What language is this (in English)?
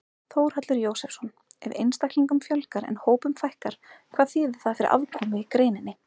Icelandic